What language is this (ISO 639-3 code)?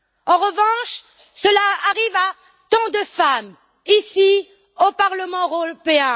fra